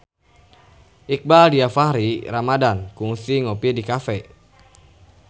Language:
Sundanese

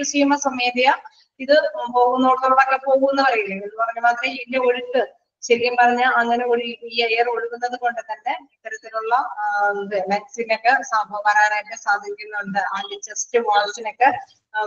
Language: Malayalam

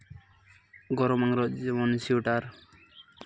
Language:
Santali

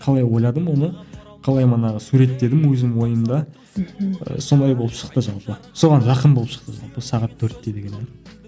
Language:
Kazakh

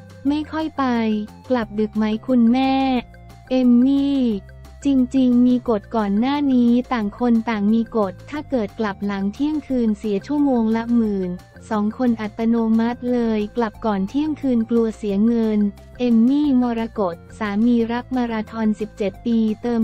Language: Thai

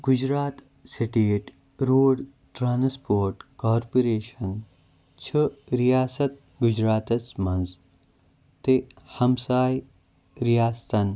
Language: Kashmiri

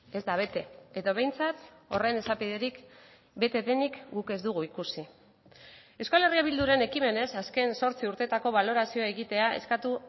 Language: Basque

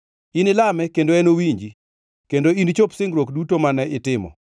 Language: Luo (Kenya and Tanzania)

